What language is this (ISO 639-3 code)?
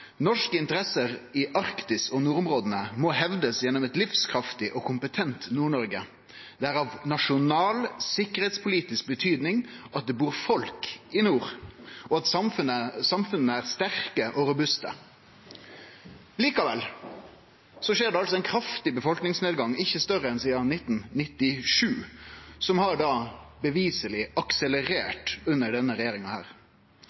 nno